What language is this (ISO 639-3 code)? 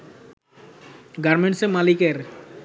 ben